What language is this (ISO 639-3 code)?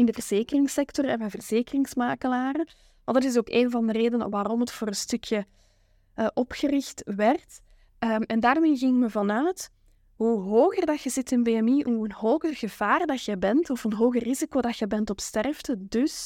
nld